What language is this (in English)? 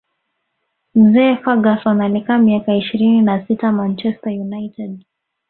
Swahili